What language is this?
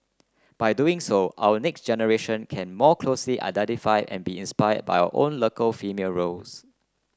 English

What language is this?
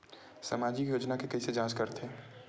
Chhattisgarhi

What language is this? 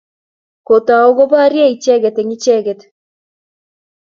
Kalenjin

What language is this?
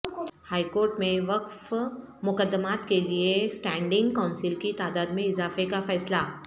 Urdu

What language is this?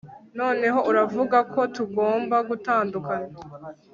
Kinyarwanda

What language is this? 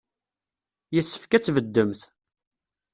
Kabyle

